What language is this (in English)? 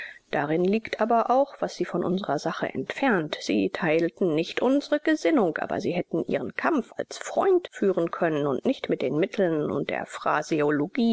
German